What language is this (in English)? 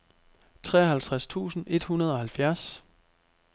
Danish